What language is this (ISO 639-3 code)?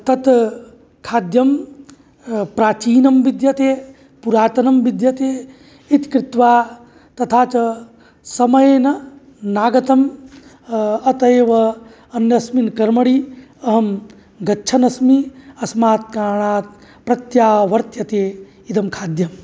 san